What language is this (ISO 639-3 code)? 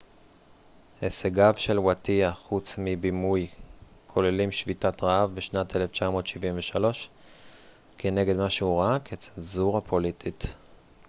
heb